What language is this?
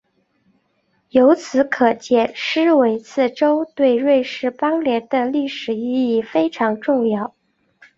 Chinese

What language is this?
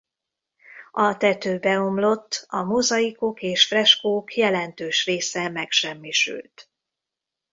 Hungarian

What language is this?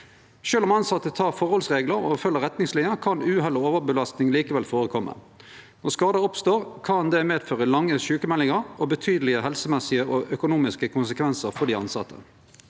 Norwegian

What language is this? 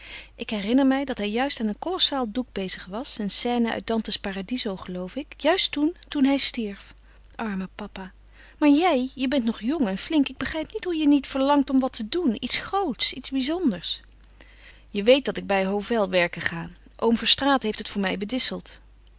Dutch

